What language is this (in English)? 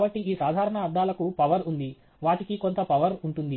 Telugu